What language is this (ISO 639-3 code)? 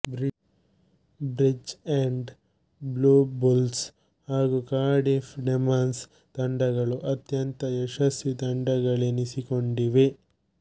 kan